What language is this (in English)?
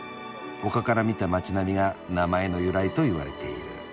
Japanese